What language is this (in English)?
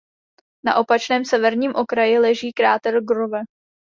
Czech